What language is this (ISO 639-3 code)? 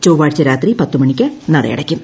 mal